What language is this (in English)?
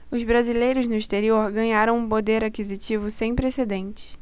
Portuguese